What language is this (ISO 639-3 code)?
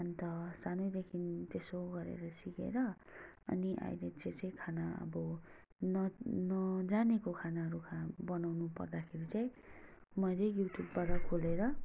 nep